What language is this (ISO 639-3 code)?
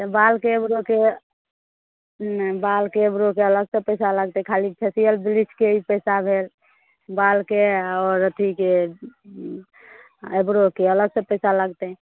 mai